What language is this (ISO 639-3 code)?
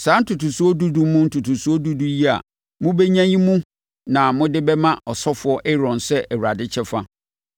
aka